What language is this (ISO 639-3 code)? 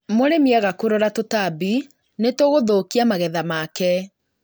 kik